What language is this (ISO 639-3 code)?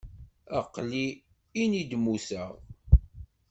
kab